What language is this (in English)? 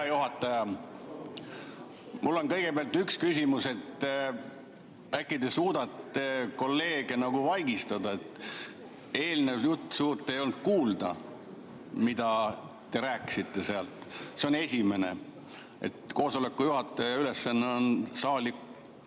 Estonian